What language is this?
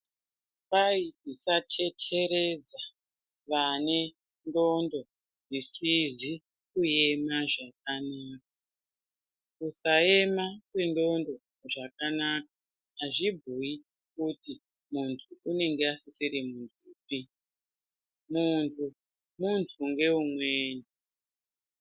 Ndau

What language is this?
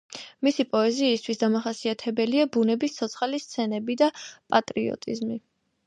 Georgian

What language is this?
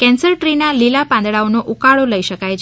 Gujarati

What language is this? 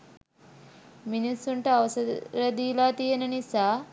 Sinhala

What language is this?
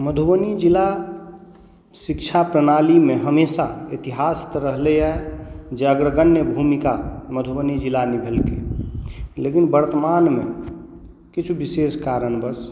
Maithili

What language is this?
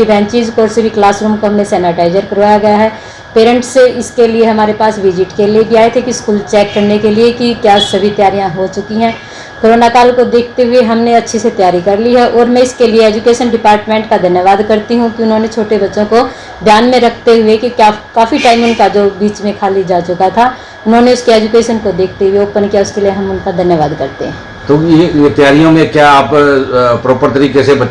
Hindi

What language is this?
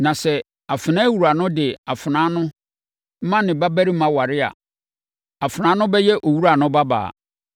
Akan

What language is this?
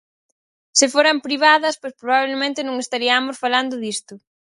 Galician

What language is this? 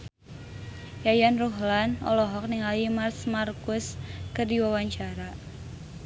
Sundanese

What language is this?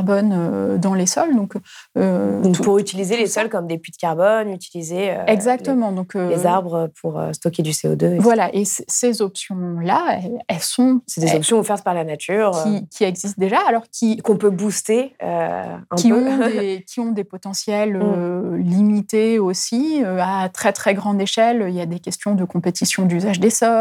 French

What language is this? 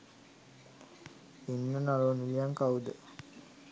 Sinhala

